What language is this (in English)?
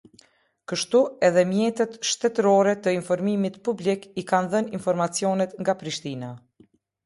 Albanian